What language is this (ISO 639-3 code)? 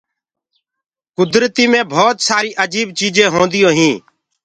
ggg